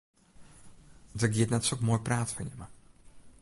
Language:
Western Frisian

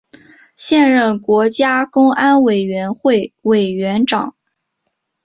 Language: Chinese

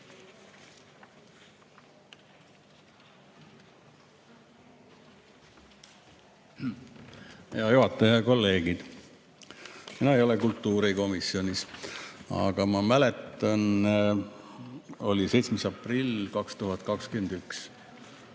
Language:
Estonian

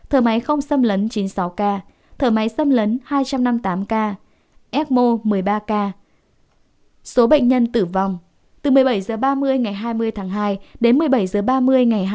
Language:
Vietnamese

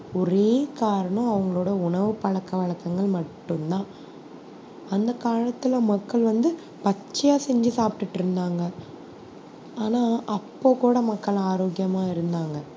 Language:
Tamil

